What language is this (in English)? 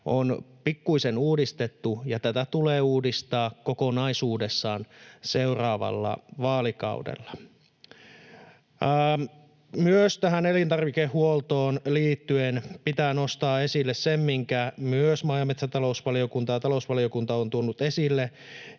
Finnish